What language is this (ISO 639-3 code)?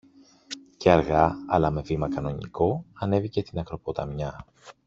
ell